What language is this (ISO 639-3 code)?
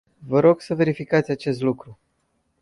ron